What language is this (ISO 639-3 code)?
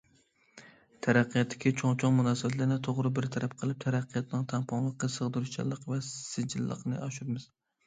uig